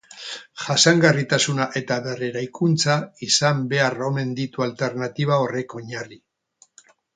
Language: Basque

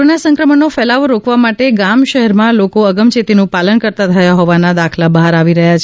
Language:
Gujarati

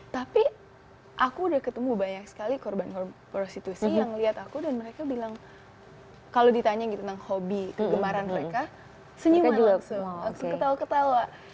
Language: Indonesian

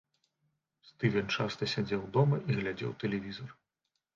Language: Belarusian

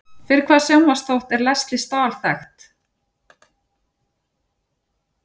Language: Icelandic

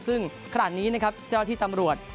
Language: Thai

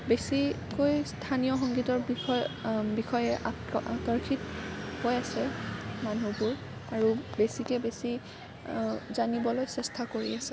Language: Assamese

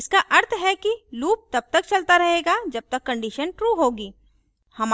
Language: Hindi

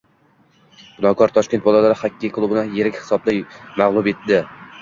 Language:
Uzbek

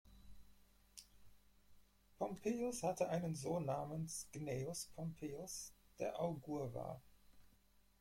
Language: German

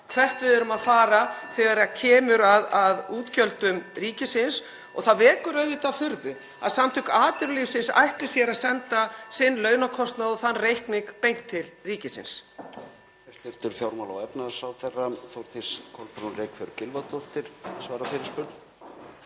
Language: Icelandic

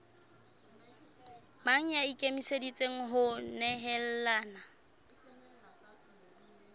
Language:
Southern Sotho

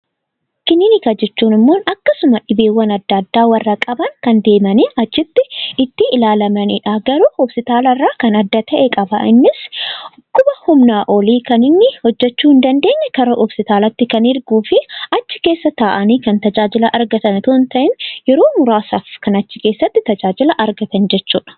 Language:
Oromo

